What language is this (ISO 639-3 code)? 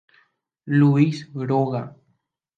grn